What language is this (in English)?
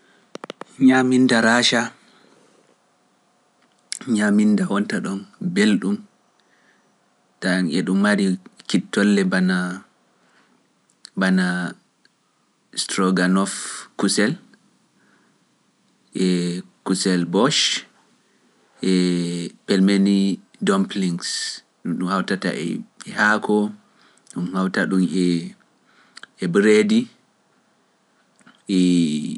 Pular